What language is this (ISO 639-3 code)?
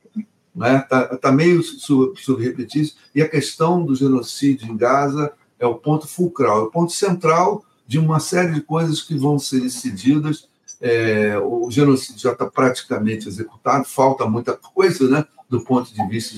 por